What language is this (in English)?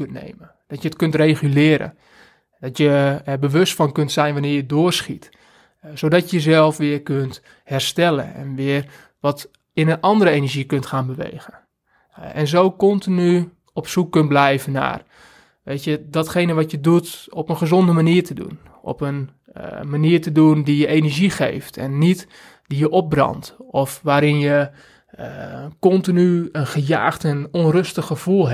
Dutch